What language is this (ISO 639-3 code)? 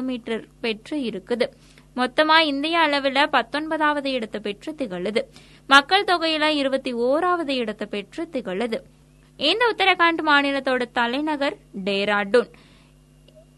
tam